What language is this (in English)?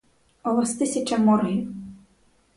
Ukrainian